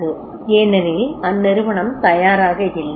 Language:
Tamil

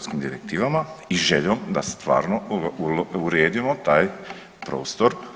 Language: Croatian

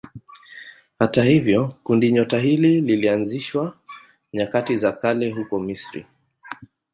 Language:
Swahili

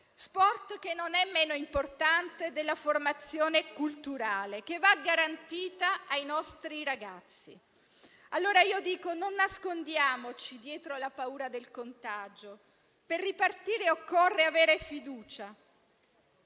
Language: Italian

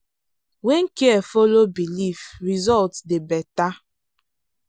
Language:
Nigerian Pidgin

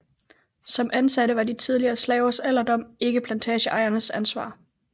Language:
Danish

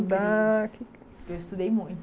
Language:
Portuguese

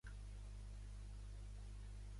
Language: Catalan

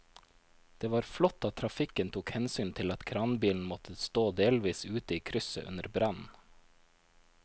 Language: Norwegian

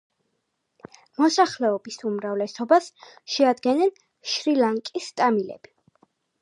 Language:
Georgian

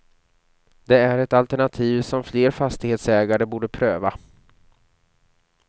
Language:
Swedish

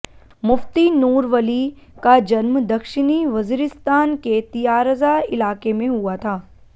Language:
Hindi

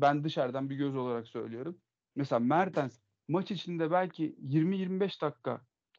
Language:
Turkish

